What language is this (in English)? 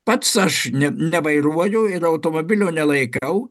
Lithuanian